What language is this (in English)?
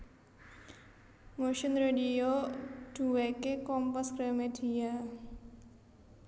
Javanese